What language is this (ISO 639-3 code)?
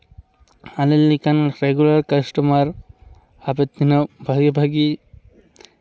sat